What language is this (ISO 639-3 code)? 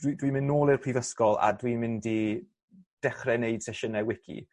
cym